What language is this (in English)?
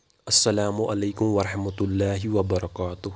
Kashmiri